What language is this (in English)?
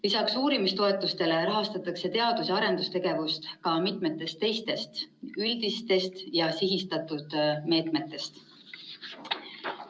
Estonian